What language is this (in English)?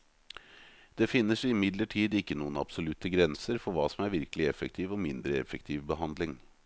Norwegian